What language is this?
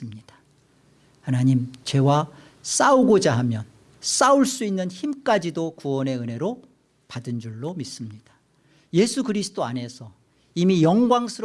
Korean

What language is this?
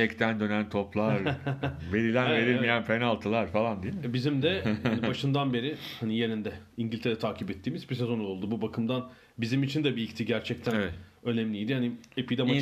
Turkish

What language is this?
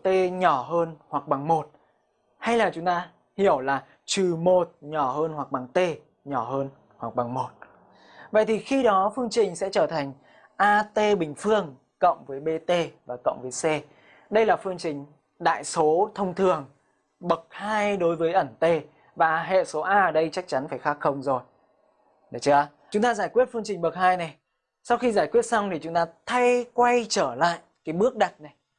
Vietnamese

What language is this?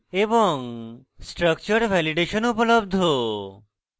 Bangla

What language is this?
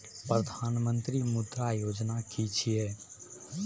Maithili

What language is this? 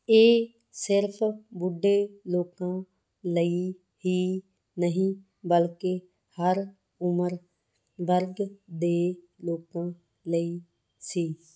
Punjabi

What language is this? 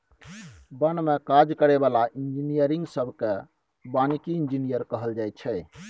Maithili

